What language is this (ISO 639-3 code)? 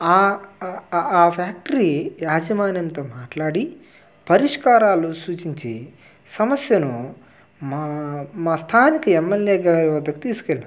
tel